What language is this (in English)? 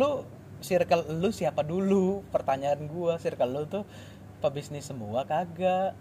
Indonesian